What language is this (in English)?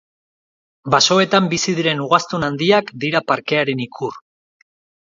Basque